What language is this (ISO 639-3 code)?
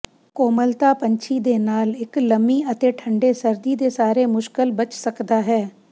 pan